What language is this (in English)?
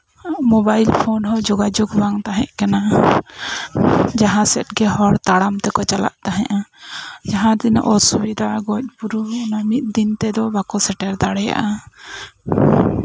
Santali